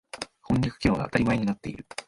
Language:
Japanese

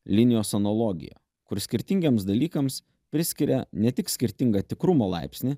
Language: Lithuanian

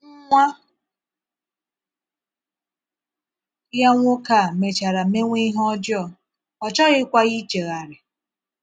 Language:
Igbo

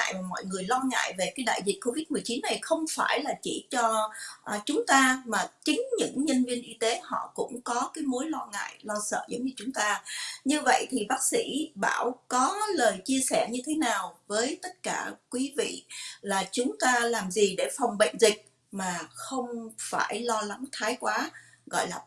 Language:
Vietnamese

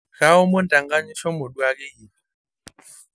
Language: Masai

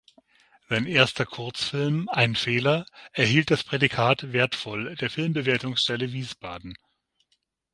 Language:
German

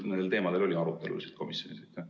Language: Estonian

